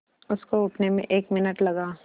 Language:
Hindi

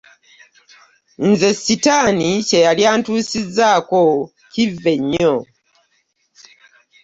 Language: Ganda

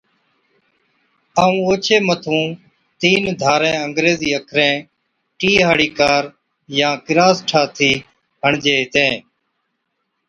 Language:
Od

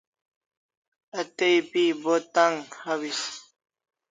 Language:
Kalasha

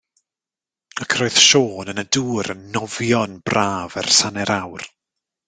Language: Welsh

